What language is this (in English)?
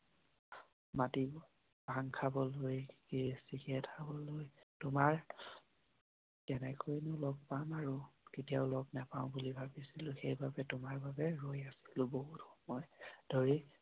Assamese